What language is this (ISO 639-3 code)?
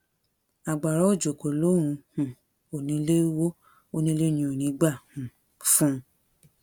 yor